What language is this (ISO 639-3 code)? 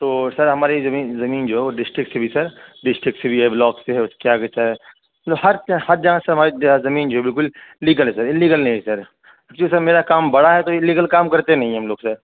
urd